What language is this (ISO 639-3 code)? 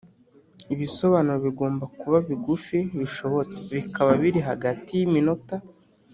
kin